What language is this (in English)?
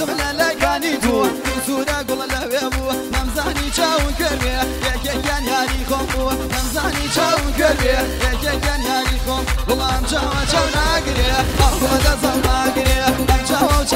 Arabic